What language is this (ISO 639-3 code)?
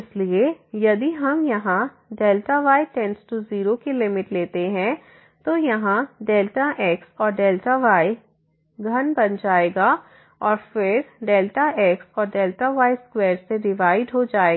hin